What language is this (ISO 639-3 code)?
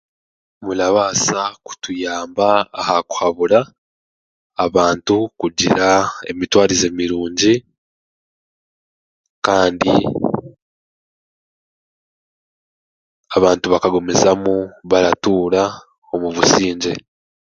cgg